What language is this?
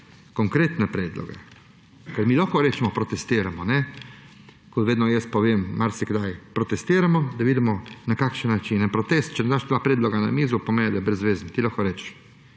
Slovenian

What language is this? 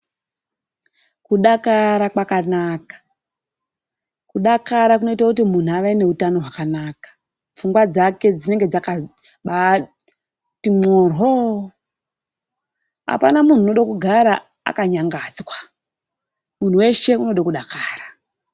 Ndau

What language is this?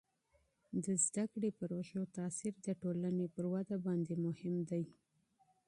Pashto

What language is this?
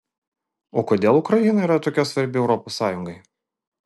Lithuanian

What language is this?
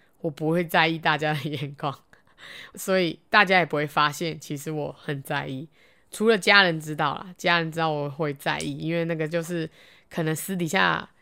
Chinese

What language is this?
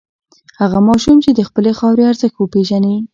Pashto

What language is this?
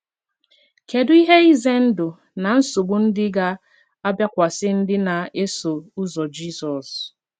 Igbo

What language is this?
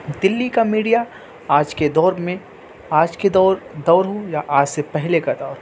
Urdu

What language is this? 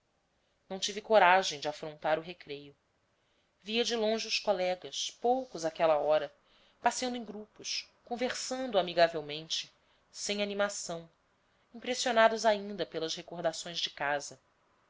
Portuguese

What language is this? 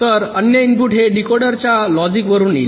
Marathi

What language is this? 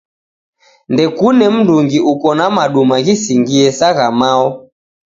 Taita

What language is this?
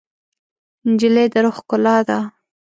Pashto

